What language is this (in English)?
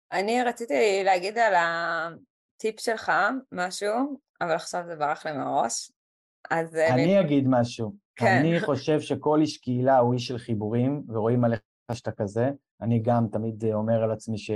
Hebrew